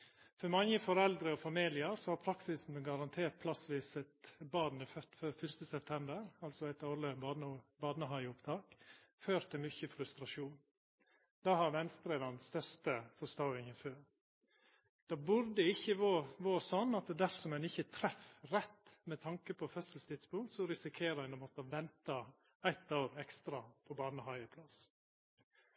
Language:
Norwegian Nynorsk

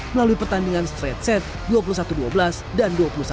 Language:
Indonesian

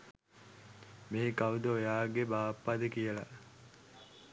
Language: Sinhala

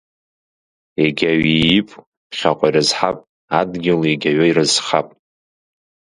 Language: Abkhazian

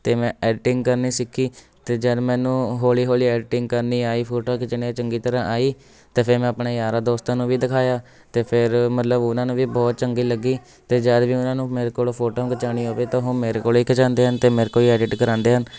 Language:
Punjabi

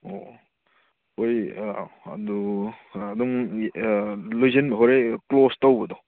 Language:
Manipuri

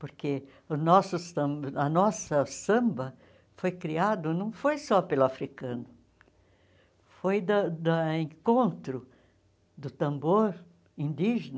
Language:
Portuguese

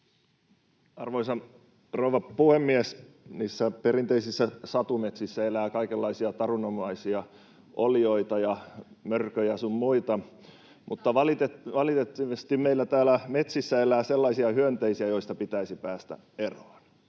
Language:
Finnish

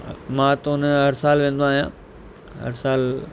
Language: Sindhi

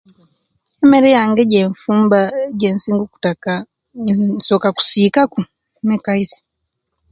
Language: Kenyi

